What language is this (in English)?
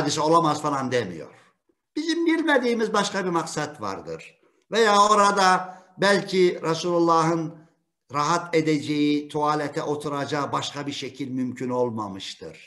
Turkish